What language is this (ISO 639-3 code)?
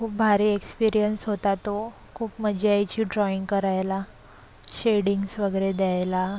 mar